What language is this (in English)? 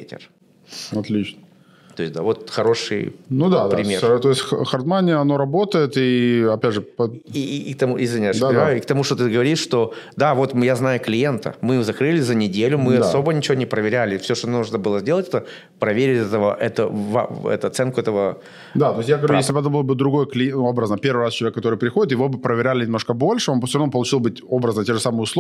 Russian